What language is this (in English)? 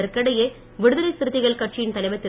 Tamil